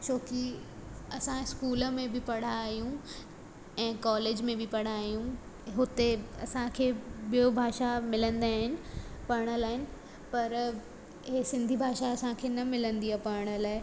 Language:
Sindhi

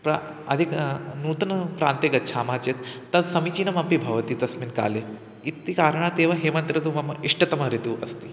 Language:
Sanskrit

